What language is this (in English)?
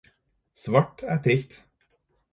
Norwegian Bokmål